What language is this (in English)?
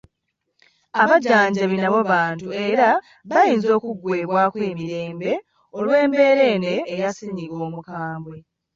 Ganda